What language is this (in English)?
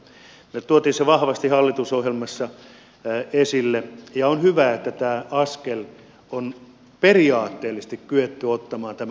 Finnish